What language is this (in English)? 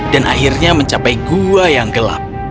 Indonesian